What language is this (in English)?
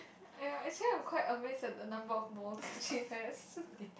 English